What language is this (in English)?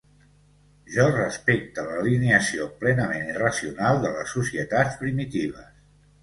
Catalan